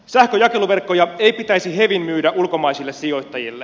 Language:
Finnish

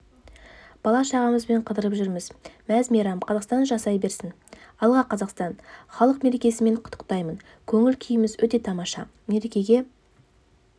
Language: Kazakh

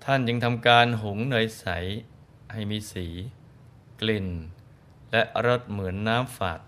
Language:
Thai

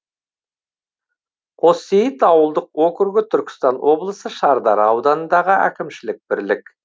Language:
Kazakh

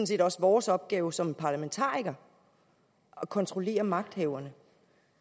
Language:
Danish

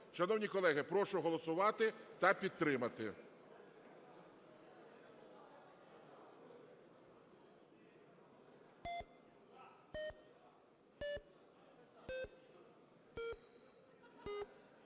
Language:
Ukrainian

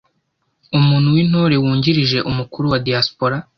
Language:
Kinyarwanda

